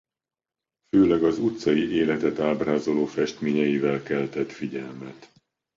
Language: Hungarian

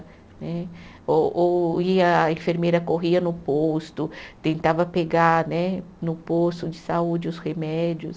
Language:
Portuguese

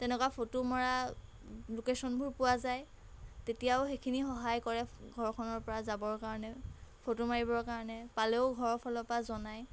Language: Assamese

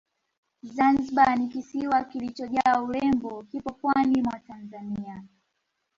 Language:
Swahili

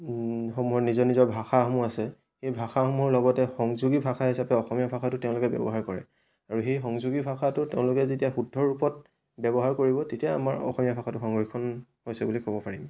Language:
Assamese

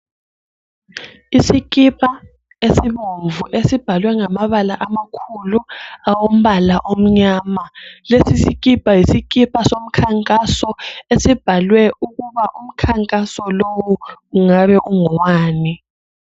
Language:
North Ndebele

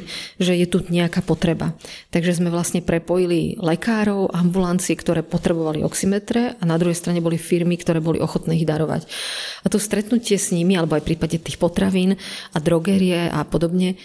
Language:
Slovak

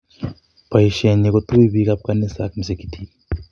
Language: Kalenjin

